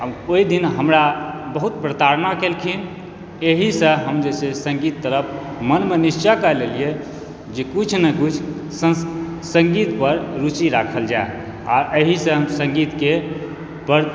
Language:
Maithili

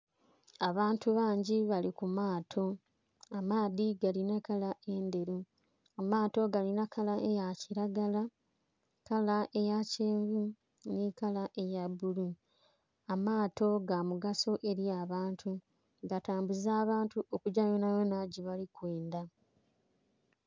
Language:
Soga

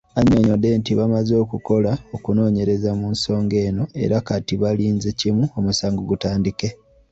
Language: Ganda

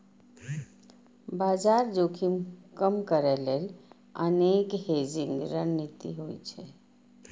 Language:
Maithili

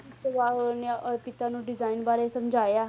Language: Punjabi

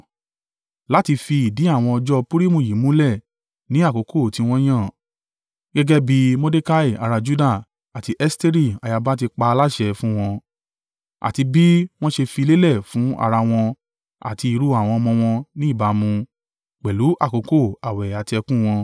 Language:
Yoruba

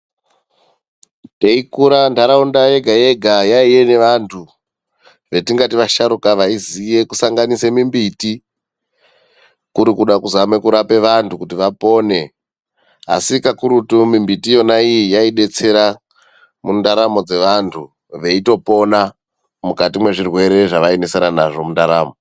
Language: Ndau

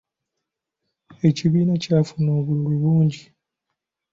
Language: Ganda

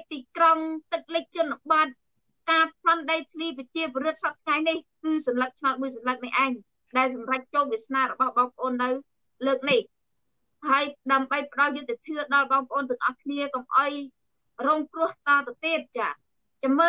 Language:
Vietnamese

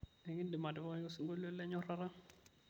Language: Masai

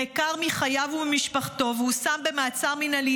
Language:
Hebrew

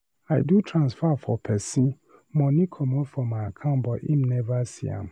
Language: Nigerian Pidgin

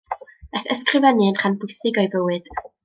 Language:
Welsh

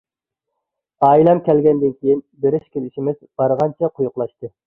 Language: Uyghur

